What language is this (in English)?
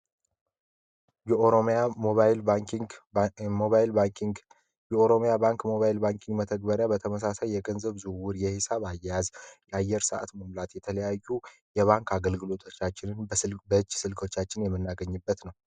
Amharic